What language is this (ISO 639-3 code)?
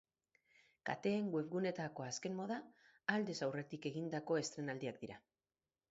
eus